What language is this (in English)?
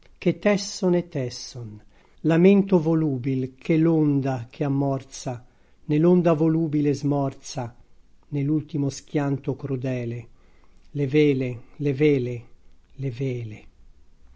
Italian